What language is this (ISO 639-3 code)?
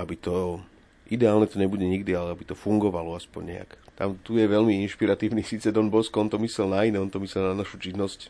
slk